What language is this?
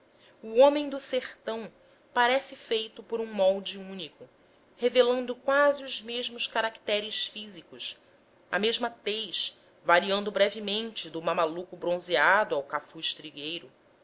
Portuguese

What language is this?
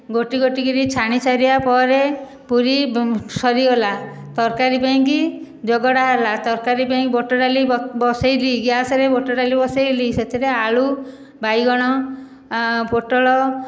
Odia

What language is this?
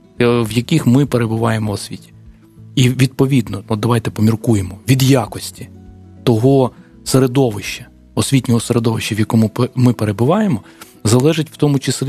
Ukrainian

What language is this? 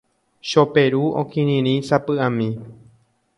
Guarani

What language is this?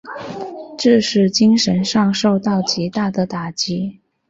Chinese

